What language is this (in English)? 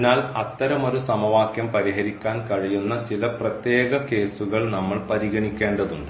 Malayalam